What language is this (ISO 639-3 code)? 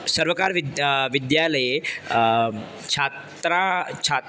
san